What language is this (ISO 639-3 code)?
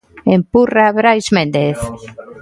glg